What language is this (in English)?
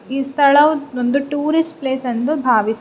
Kannada